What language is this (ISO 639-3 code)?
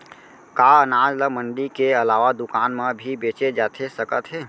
hne